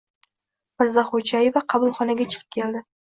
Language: Uzbek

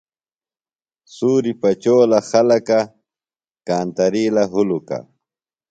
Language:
Phalura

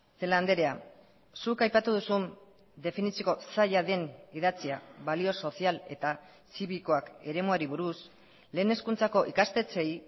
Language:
Basque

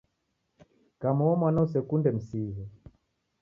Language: Taita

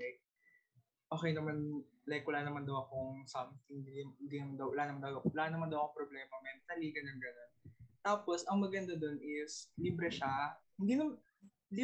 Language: Filipino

